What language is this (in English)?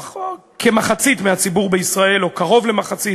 Hebrew